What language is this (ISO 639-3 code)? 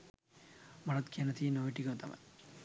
sin